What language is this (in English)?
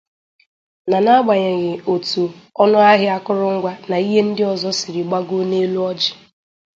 Igbo